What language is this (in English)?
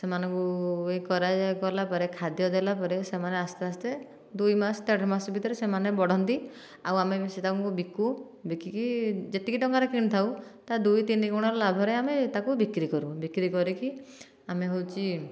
Odia